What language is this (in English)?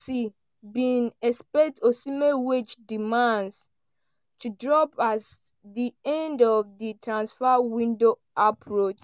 Nigerian Pidgin